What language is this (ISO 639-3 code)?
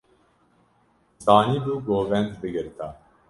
kur